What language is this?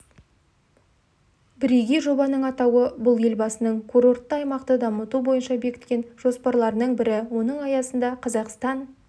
Kazakh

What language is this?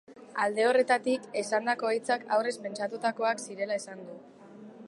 Basque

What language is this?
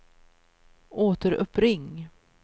Swedish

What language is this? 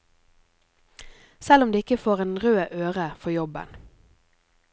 Norwegian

